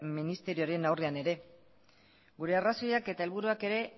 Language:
Basque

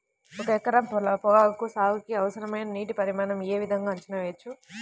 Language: Telugu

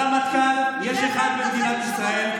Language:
Hebrew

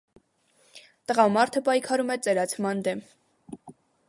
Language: Armenian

